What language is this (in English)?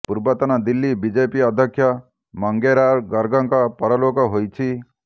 Odia